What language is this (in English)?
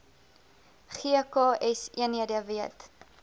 Afrikaans